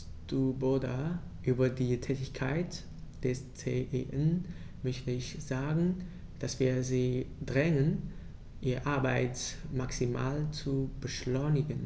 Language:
German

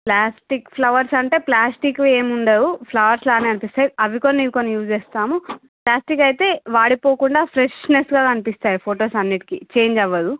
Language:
Telugu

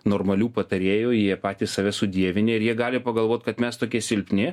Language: Lithuanian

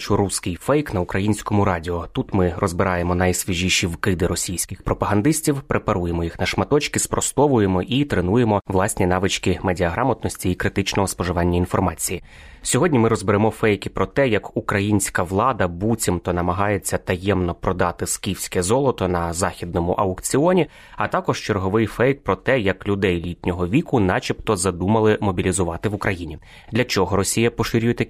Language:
Ukrainian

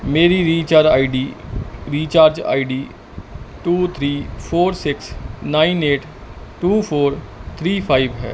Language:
Punjabi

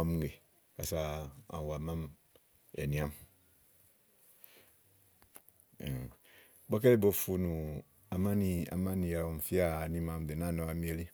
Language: Igo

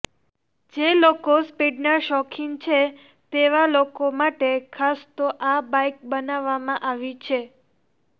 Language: Gujarati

